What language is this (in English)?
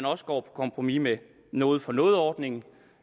Danish